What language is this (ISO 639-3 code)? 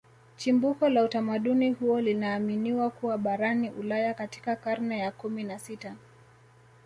swa